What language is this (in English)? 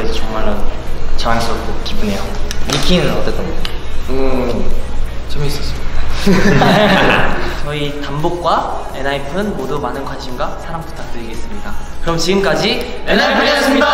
Korean